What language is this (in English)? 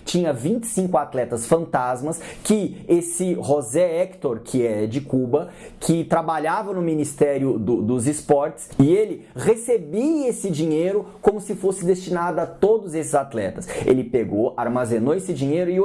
Portuguese